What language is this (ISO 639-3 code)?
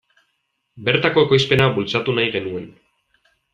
eus